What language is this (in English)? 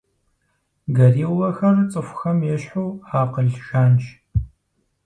Kabardian